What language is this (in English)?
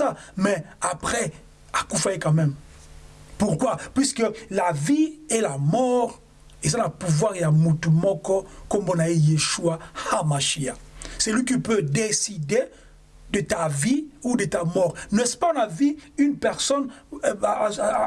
French